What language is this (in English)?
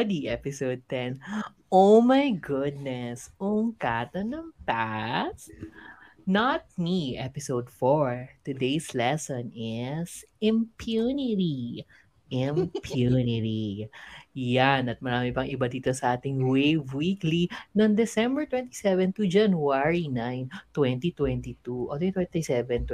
Filipino